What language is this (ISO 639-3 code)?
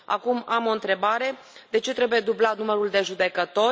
ron